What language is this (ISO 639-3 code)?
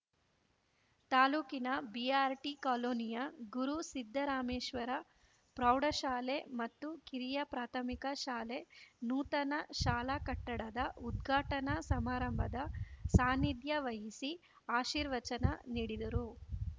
kan